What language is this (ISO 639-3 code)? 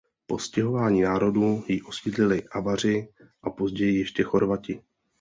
ces